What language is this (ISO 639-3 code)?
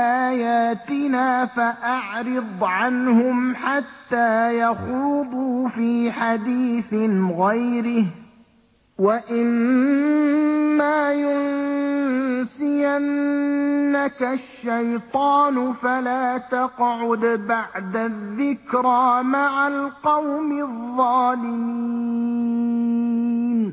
ara